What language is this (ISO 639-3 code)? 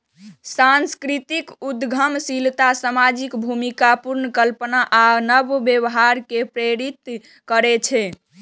mai